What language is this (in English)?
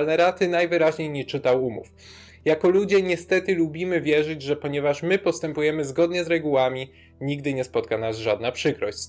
Polish